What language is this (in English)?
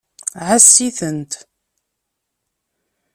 Kabyle